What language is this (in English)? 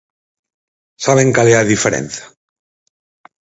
Galician